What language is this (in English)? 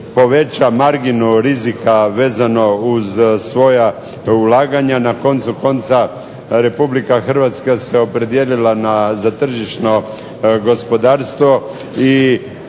Croatian